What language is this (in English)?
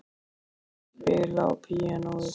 Icelandic